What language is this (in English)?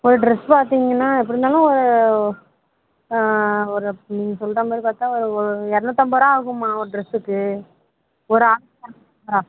Tamil